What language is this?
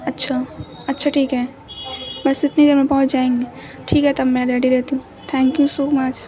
Urdu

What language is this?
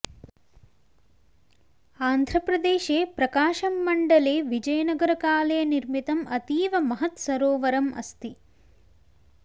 Sanskrit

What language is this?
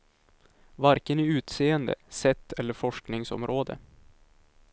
Swedish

